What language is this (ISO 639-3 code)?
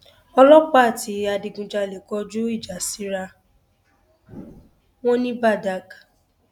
yor